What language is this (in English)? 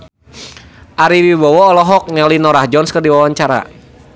Sundanese